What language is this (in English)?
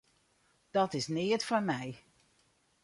Western Frisian